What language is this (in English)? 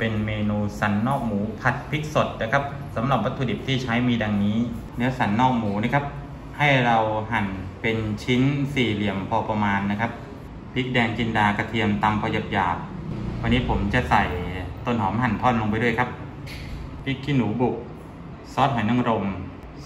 Thai